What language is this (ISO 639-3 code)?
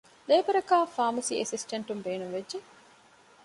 div